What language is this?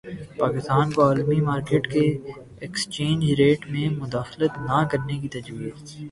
Urdu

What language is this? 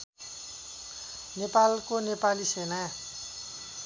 Nepali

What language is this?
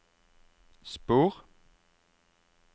Norwegian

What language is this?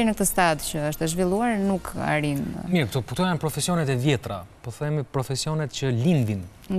Romanian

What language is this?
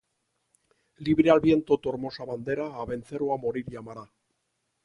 Spanish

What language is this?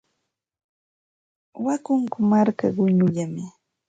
Santa Ana de Tusi Pasco Quechua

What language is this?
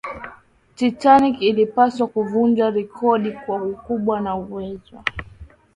Swahili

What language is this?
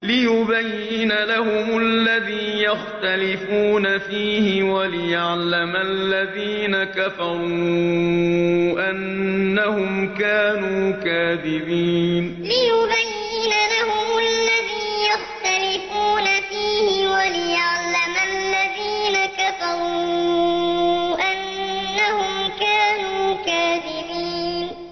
Arabic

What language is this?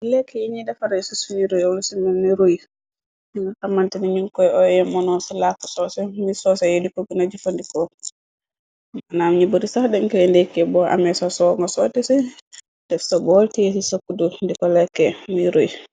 Wolof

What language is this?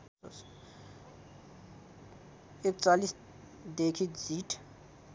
Nepali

